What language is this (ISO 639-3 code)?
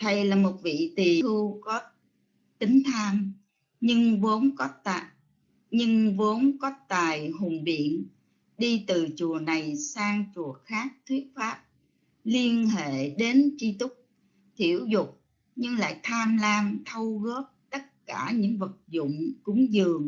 vie